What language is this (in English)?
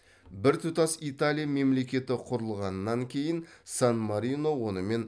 Kazakh